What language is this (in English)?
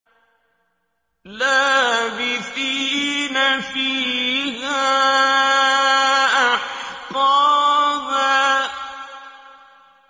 Arabic